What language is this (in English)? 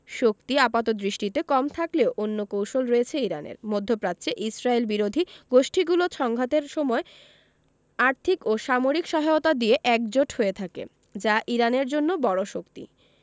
Bangla